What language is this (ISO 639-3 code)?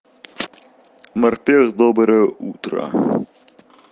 rus